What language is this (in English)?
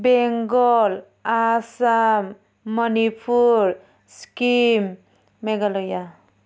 Bodo